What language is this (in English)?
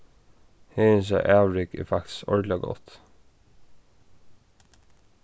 Faroese